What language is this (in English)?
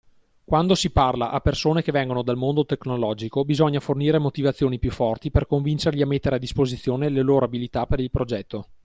Italian